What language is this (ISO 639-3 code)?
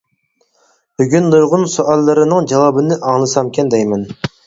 uig